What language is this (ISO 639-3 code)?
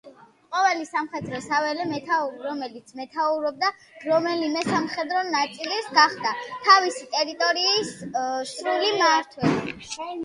kat